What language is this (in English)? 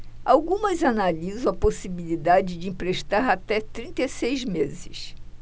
Portuguese